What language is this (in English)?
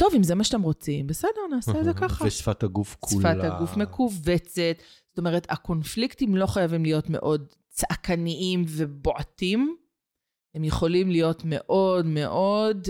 Hebrew